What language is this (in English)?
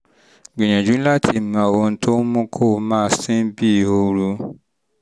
Yoruba